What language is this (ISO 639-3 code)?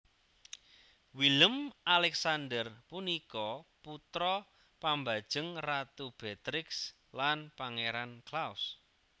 jav